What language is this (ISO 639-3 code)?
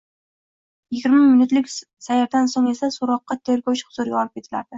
uzb